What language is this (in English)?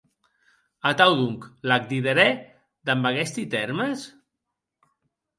Occitan